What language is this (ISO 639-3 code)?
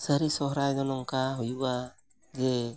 sat